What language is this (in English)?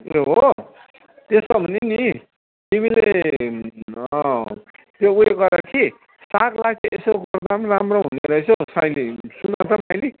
Nepali